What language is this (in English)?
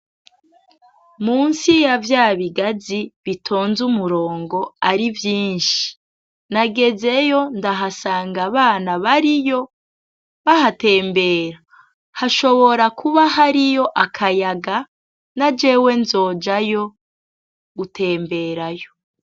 Rundi